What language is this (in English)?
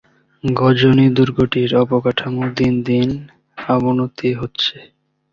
Bangla